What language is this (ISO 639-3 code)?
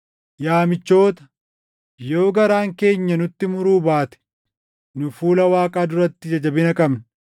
orm